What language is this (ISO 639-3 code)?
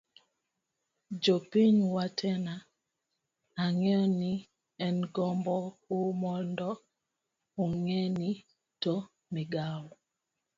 luo